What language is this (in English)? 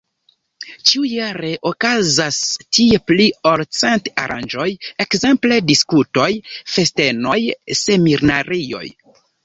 Esperanto